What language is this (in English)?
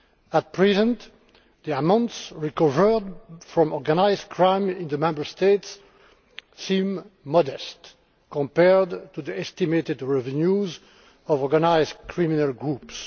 English